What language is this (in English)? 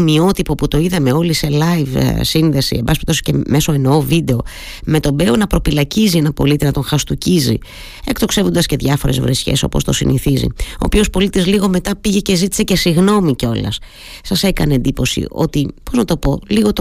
Greek